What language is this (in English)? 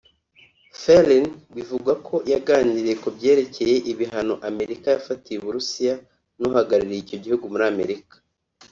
Kinyarwanda